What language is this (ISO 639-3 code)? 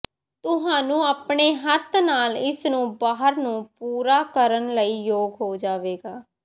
pan